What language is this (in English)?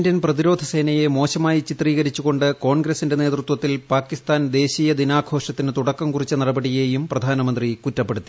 Malayalam